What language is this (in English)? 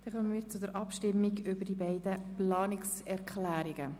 Swiss German